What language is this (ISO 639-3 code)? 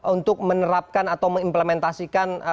ind